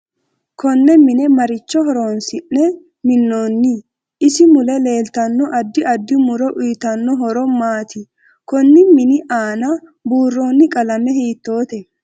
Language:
Sidamo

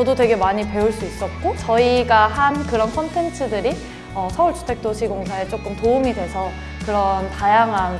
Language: Korean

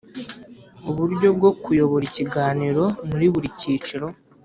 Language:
Kinyarwanda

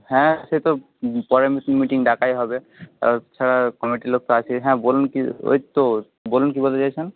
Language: Bangla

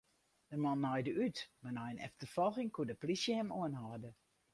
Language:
Western Frisian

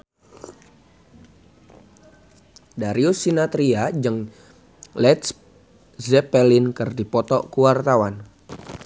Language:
Sundanese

